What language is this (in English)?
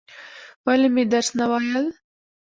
Pashto